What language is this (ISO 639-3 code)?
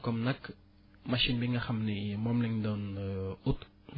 wol